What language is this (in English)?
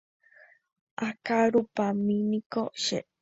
Guarani